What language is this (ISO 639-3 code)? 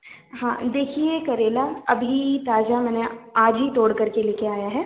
hin